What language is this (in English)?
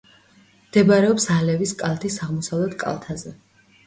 Georgian